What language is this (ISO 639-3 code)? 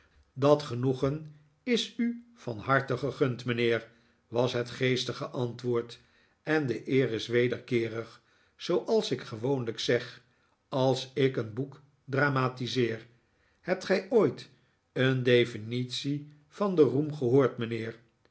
nld